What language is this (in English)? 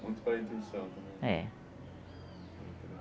Portuguese